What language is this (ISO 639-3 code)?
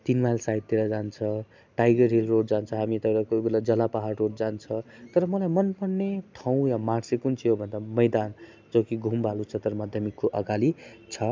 nep